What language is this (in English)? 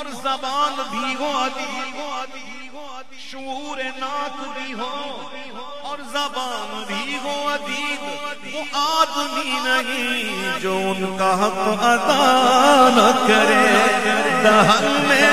Arabic